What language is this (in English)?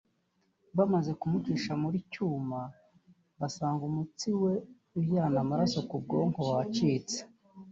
Kinyarwanda